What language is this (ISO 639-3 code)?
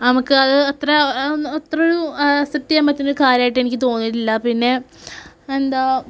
mal